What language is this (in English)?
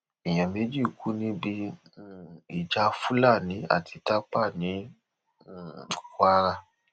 Yoruba